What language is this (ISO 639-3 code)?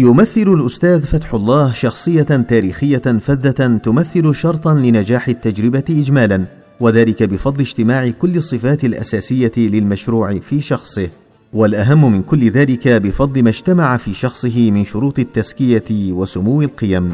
ara